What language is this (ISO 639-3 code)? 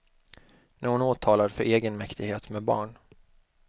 swe